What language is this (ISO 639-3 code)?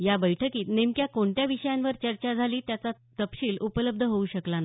mar